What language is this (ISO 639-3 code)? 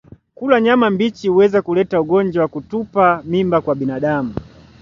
swa